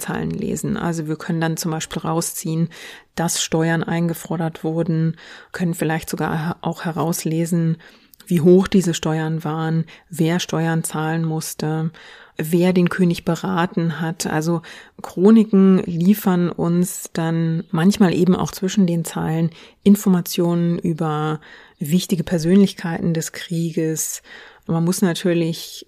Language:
German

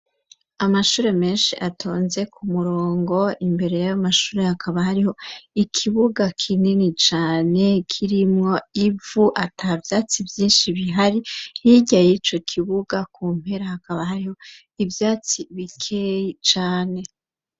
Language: Rundi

